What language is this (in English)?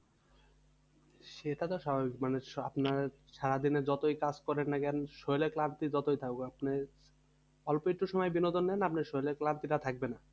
Bangla